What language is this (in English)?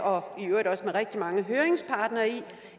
Danish